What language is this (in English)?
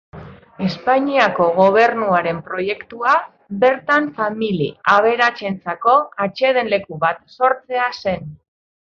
Basque